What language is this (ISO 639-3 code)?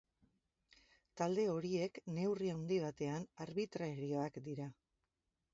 eus